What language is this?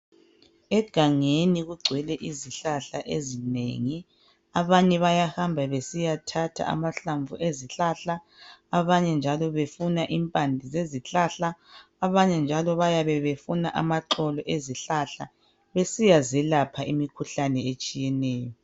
North Ndebele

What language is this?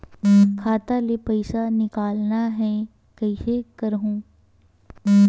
Chhattisgarhi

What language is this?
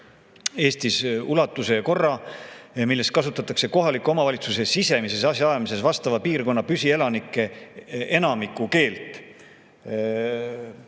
Estonian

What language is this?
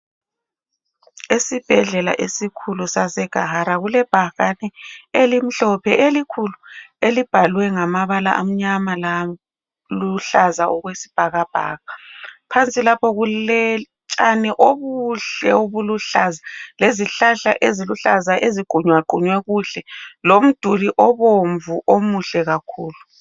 North Ndebele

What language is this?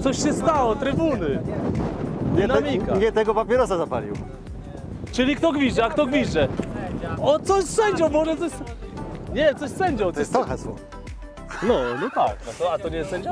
Polish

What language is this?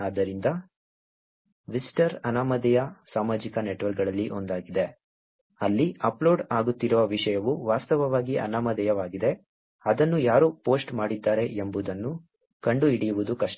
Kannada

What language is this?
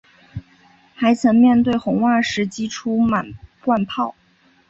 Chinese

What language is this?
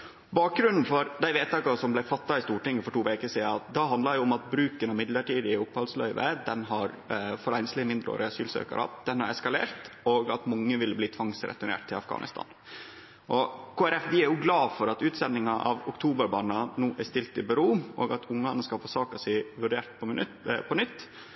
Norwegian Nynorsk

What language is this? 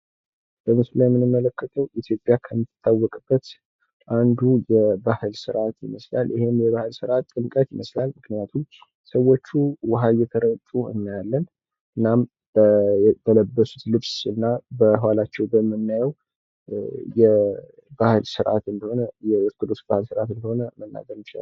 Amharic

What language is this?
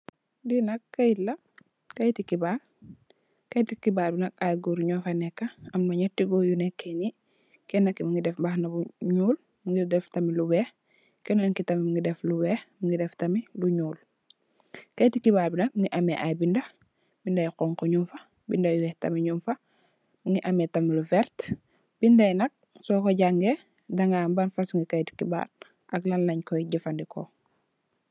Wolof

